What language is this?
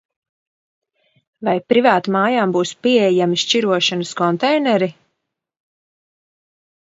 Latvian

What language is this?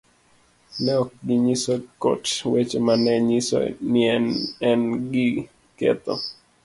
Luo (Kenya and Tanzania)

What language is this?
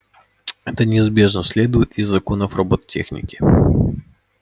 Russian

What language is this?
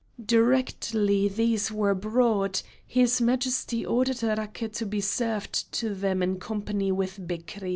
English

